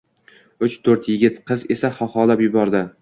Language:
Uzbek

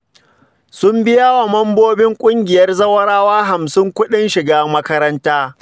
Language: Hausa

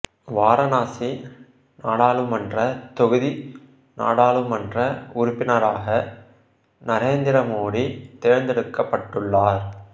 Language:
Tamil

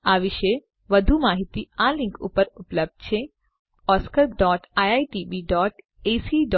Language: Gujarati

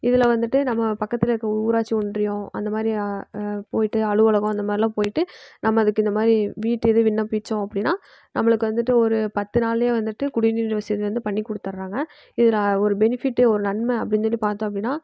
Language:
Tamil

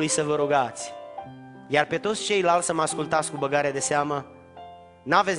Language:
Romanian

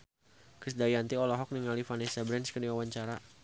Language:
Sundanese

